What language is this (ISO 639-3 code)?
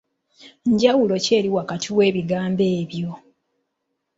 lug